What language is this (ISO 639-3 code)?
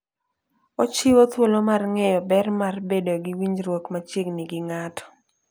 luo